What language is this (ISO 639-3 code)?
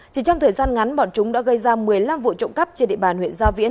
vie